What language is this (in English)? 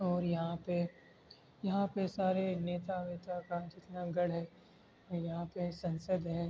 Urdu